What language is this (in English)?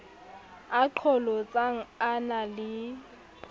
Southern Sotho